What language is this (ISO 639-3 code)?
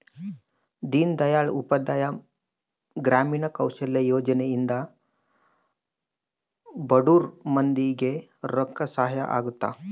kan